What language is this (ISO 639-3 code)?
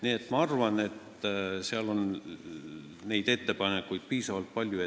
est